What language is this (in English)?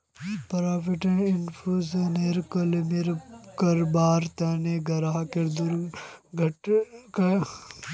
Magahi